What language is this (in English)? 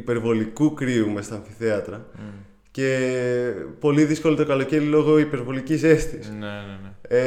Greek